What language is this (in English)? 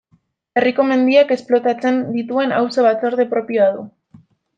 Basque